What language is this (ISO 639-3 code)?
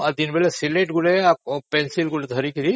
ori